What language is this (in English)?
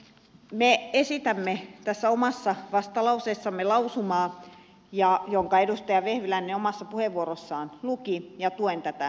Finnish